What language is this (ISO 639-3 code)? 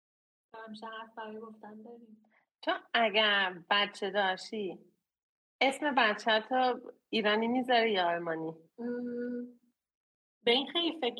fas